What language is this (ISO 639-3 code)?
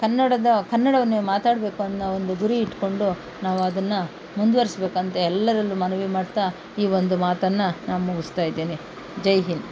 kan